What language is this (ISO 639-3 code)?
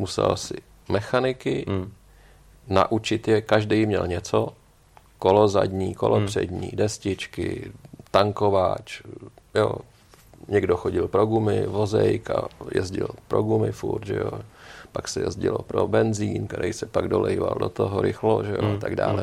ces